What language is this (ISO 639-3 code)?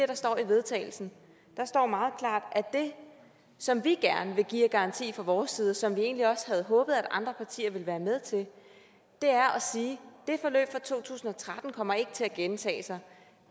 dan